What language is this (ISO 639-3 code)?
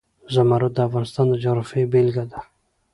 pus